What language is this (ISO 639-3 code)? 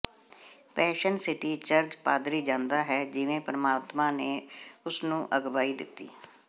pan